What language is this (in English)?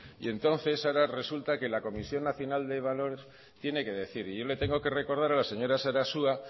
Spanish